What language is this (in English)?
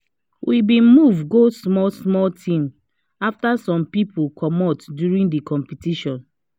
Nigerian Pidgin